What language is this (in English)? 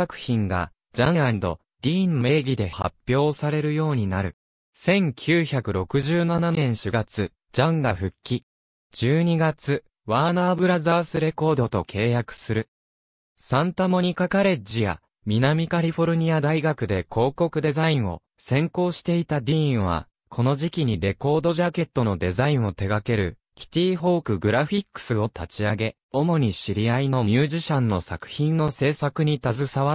Japanese